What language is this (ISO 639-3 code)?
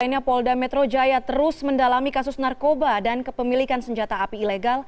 ind